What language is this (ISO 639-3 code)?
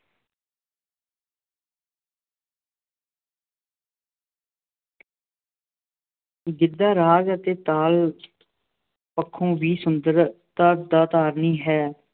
pan